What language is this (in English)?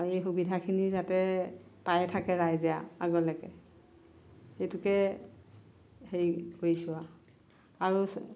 Assamese